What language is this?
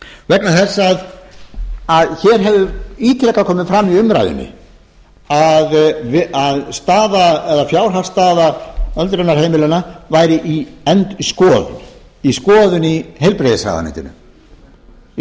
Icelandic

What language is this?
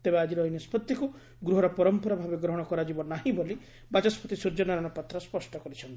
Odia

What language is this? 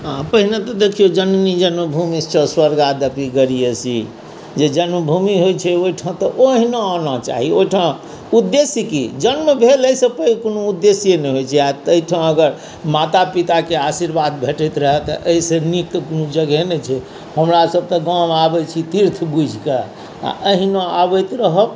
Maithili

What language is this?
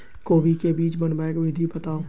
Maithili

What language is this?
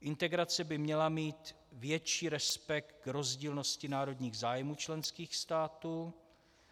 Czech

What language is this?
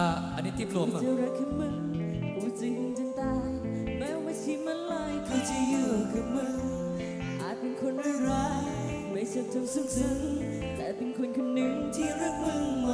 Thai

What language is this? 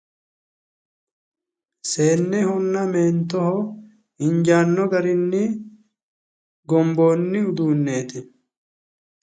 Sidamo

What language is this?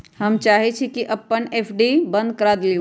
Magahi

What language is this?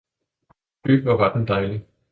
Danish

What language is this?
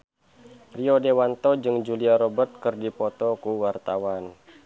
Sundanese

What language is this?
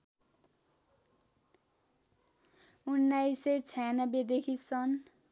Nepali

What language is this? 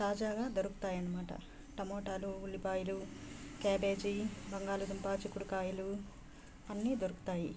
Telugu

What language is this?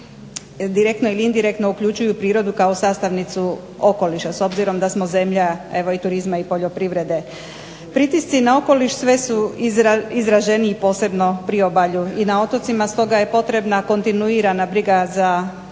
Croatian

